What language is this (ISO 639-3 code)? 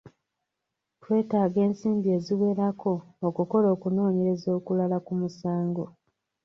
lug